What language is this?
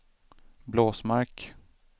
Swedish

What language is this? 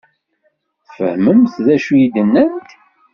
Kabyle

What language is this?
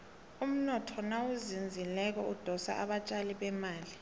South Ndebele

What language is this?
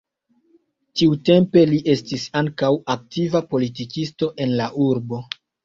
Esperanto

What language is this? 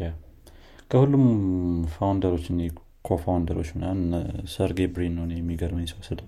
Amharic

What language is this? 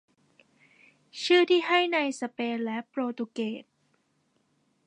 Thai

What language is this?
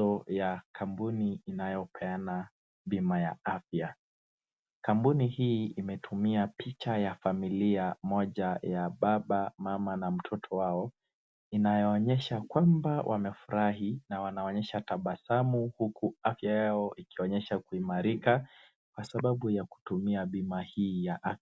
Swahili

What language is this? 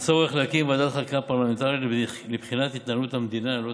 Hebrew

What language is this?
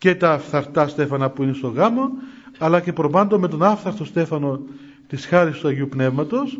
Greek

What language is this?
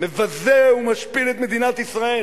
Hebrew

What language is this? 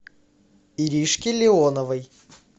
Russian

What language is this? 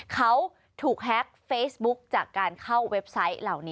Thai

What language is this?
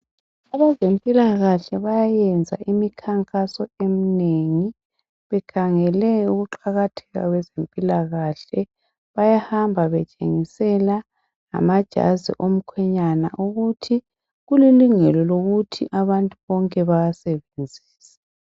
North Ndebele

